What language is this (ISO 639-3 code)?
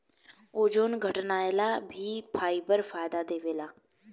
bho